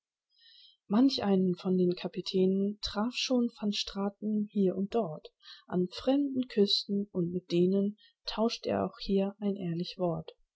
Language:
German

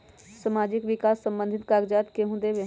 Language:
Magahi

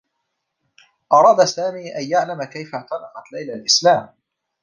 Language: Arabic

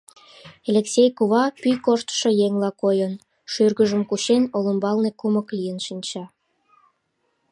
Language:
Mari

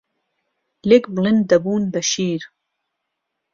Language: Central Kurdish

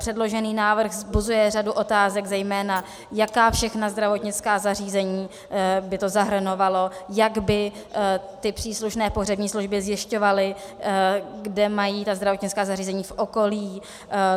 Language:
Czech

